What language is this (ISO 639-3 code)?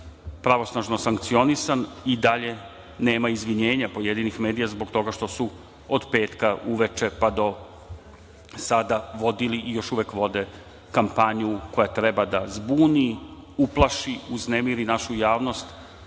srp